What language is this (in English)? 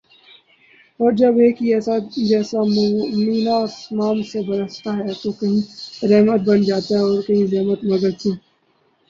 Urdu